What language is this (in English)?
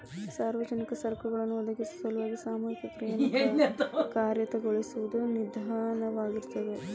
Kannada